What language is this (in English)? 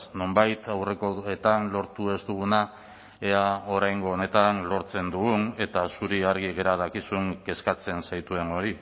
Basque